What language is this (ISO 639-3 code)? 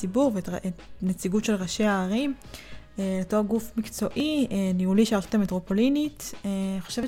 heb